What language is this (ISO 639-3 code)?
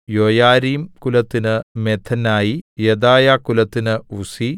mal